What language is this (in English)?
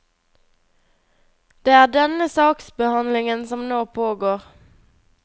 Norwegian